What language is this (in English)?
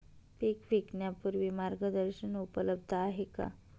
Marathi